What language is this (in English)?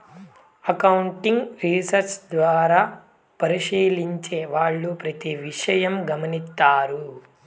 Telugu